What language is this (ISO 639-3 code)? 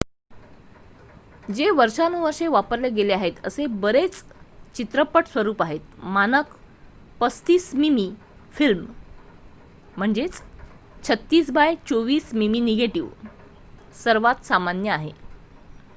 mar